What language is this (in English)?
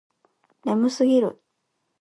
Japanese